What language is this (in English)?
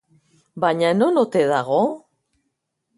Basque